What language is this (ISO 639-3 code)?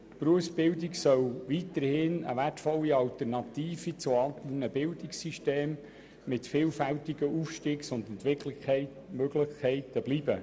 gsw